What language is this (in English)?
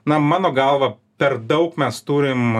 Lithuanian